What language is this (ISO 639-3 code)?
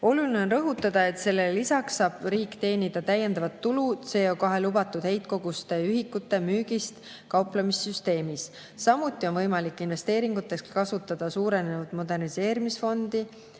est